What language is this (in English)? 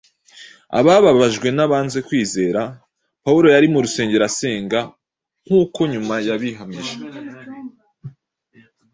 Kinyarwanda